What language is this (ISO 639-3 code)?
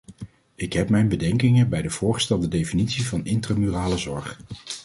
nld